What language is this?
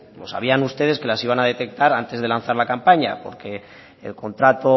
Spanish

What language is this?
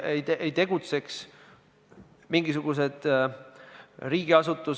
Estonian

